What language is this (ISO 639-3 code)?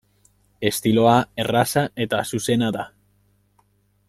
eus